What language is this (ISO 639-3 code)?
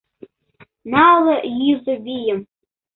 chm